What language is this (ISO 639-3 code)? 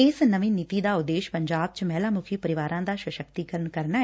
pan